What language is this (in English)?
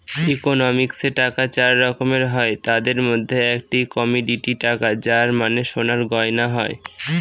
Bangla